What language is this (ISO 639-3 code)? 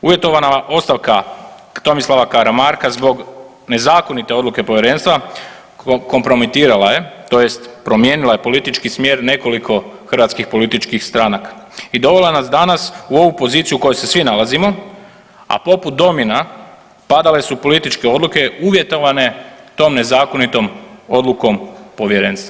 hrv